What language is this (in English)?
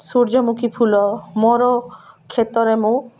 Odia